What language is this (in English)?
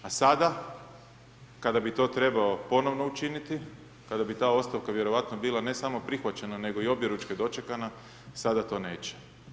Croatian